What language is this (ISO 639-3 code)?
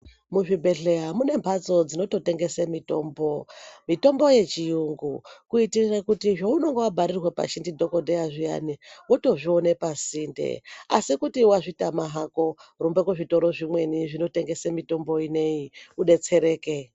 ndc